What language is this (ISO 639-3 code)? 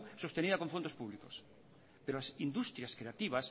spa